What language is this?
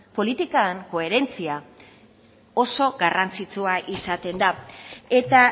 Basque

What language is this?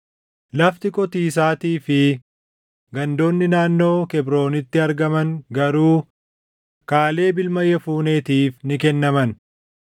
Oromo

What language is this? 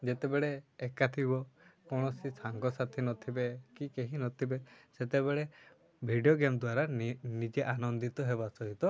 Odia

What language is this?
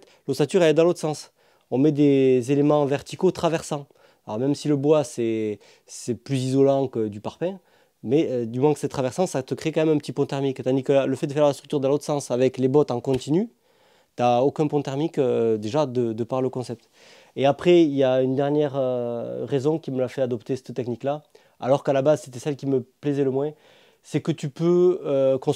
French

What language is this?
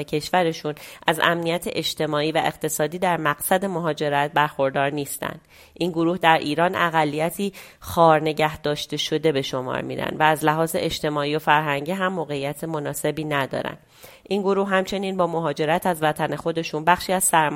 Persian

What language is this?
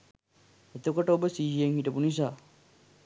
Sinhala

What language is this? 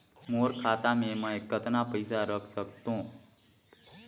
Chhattisgarhi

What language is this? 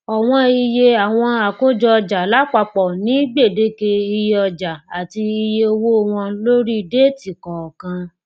Yoruba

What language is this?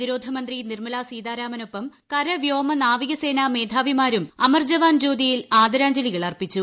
Malayalam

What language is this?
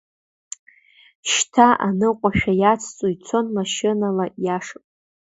Abkhazian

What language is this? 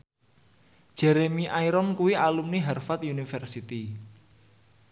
Javanese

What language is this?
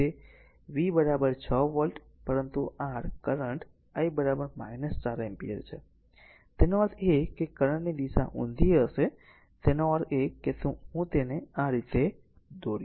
Gujarati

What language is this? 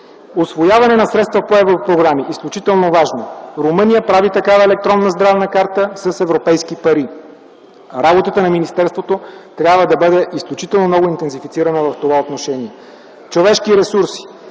Bulgarian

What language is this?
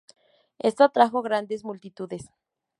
Spanish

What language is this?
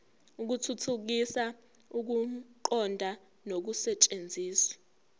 Zulu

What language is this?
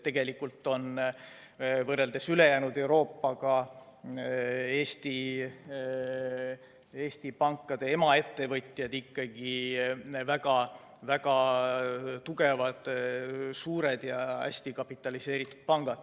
Estonian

